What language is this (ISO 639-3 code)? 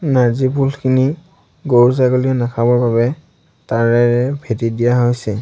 asm